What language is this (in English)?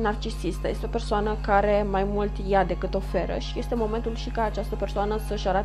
Romanian